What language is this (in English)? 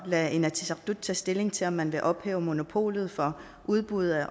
Danish